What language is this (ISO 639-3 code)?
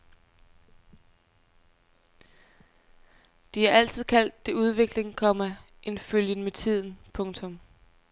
dan